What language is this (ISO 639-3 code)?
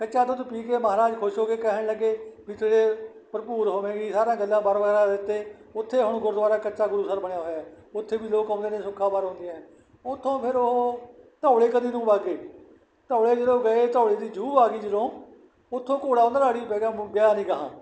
pan